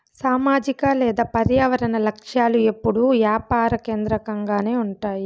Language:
Telugu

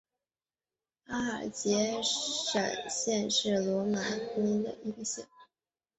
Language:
Chinese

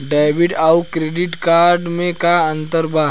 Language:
Bhojpuri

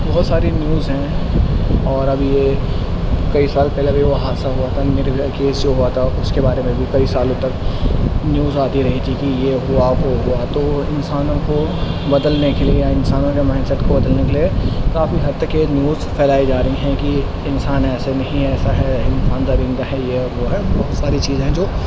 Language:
Urdu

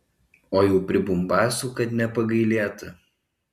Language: Lithuanian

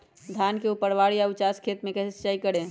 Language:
Magahi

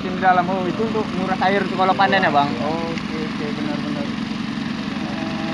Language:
Indonesian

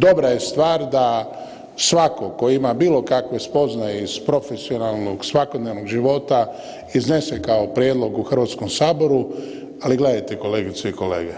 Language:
Croatian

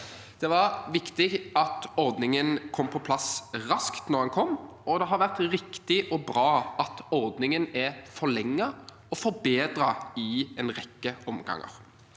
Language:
Norwegian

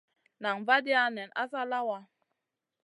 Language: Masana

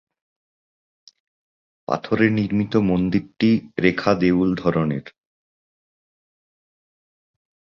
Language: Bangla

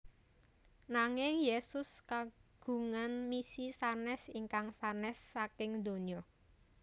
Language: Javanese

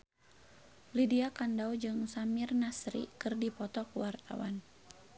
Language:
Sundanese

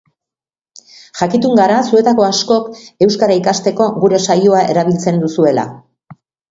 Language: Basque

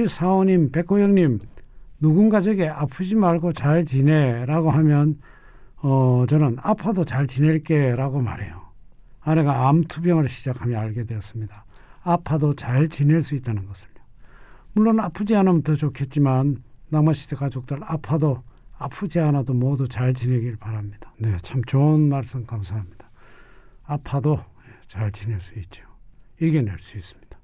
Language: Korean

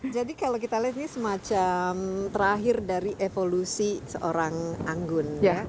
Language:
Indonesian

